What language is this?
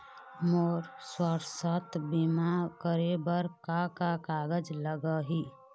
Chhattisgarhi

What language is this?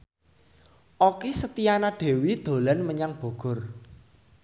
Javanese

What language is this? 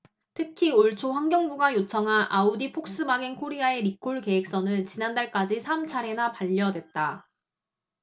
Korean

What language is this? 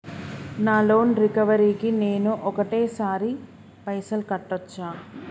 Telugu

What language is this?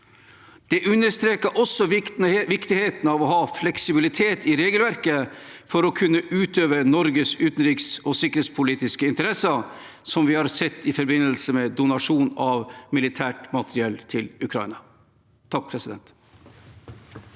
Norwegian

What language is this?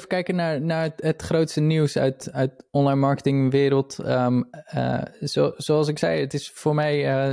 Dutch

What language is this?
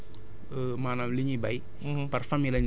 Wolof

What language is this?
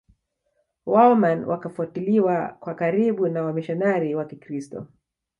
Swahili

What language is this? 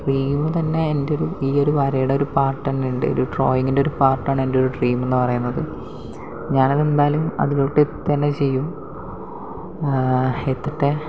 Malayalam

